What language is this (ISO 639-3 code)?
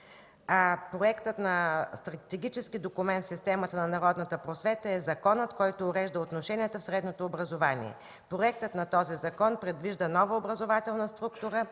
bul